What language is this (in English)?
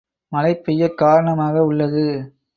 Tamil